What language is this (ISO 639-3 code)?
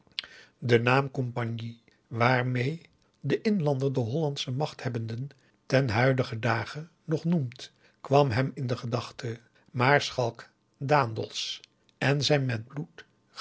nld